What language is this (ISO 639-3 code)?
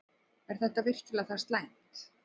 isl